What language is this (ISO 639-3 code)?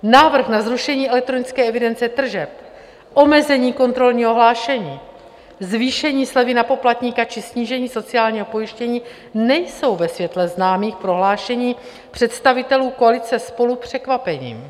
ces